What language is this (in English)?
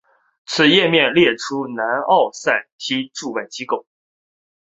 Chinese